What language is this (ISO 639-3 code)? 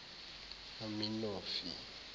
zul